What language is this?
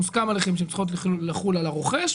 Hebrew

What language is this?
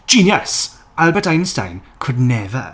English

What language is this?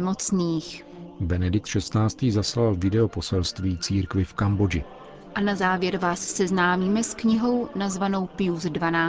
Czech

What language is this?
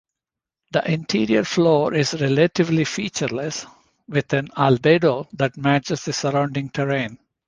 English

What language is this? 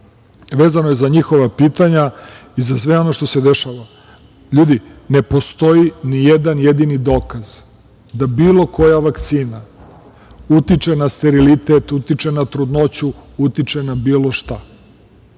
Serbian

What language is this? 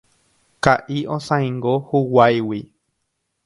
Guarani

